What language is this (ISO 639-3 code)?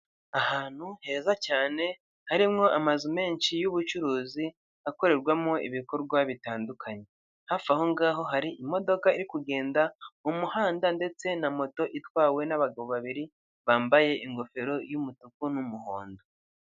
kin